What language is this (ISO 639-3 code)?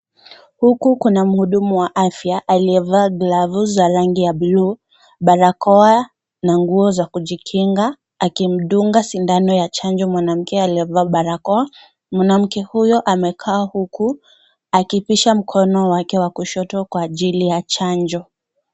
swa